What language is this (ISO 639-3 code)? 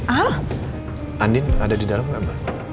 ind